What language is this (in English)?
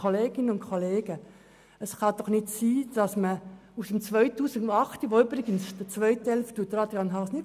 Swiss German